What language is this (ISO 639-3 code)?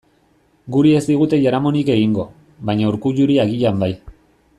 eus